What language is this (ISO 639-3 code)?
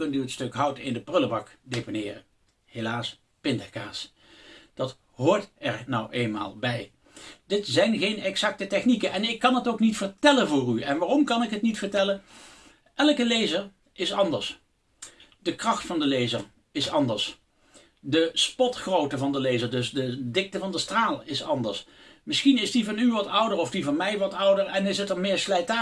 nld